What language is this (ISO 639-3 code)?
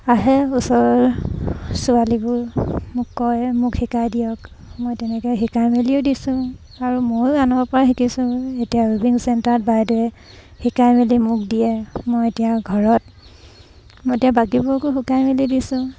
asm